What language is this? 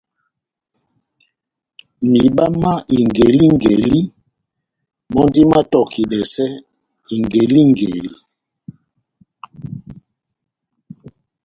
Batanga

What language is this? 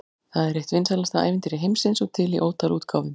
Icelandic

